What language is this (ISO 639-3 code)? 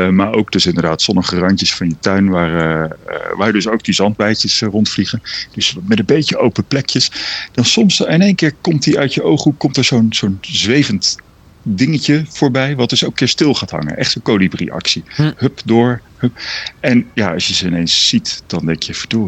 nld